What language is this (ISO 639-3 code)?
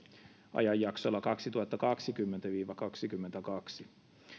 fin